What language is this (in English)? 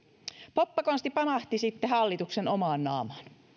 Finnish